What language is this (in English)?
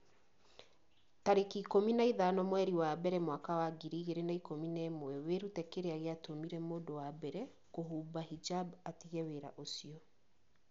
Kikuyu